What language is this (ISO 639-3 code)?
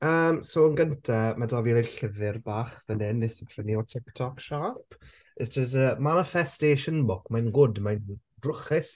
cym